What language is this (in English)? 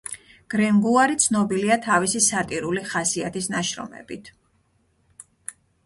Georgian